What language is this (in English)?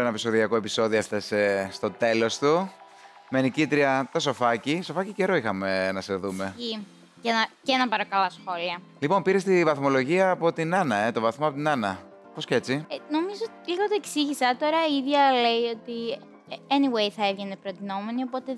Greek